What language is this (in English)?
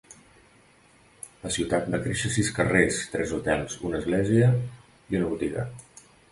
Catalan